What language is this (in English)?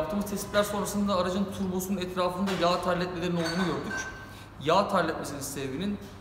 Turkish